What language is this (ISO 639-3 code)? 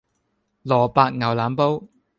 yue